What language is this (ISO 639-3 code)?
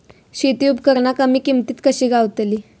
mar